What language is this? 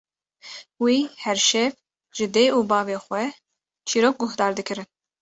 Kurdish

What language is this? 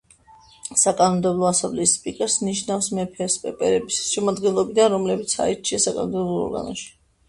Georgian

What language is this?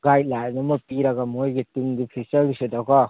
Manipuri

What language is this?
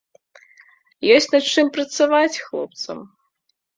Belarusian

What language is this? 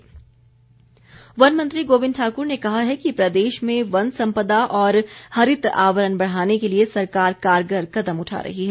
Hindi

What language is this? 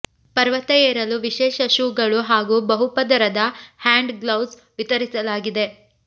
Kannada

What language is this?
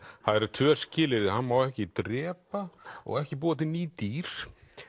Icelandic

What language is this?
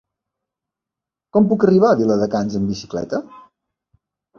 Catalan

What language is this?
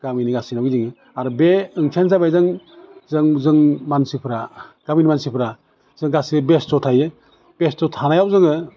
Bodo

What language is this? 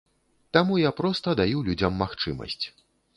Belarusian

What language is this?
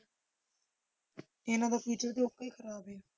Punjabi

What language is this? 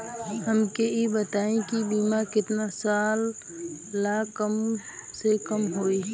Bhojpuri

